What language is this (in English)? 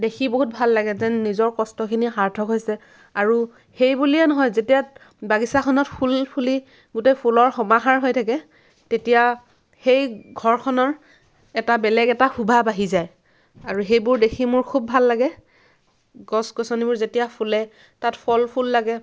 Assamese